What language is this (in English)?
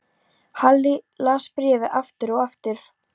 Icelandic